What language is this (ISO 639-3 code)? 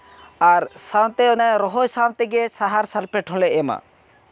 sat